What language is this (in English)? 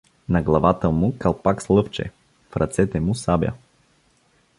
Bulgarian